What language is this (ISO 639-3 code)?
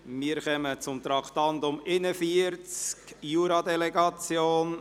gsw